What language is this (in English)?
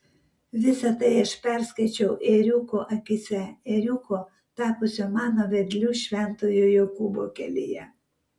Lithuanian